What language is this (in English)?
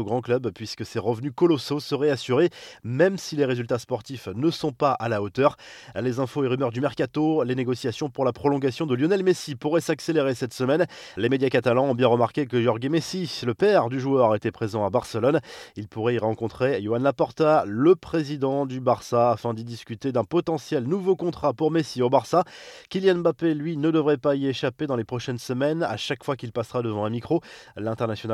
French